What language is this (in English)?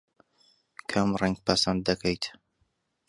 Central Kurdish